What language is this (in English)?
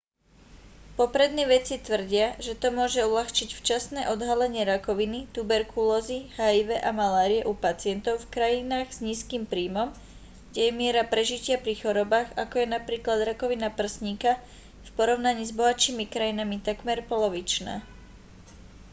Slovak